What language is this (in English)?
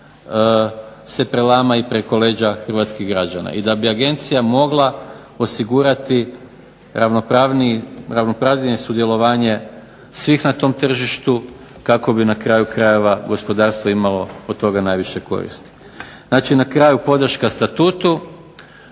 Croatian